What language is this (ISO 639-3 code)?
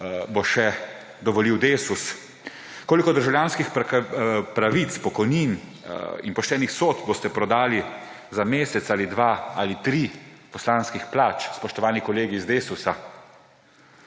slv